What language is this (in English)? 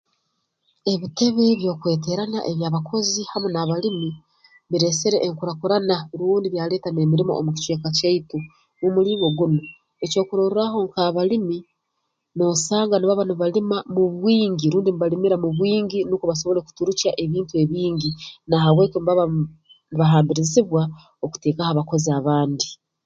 Tooro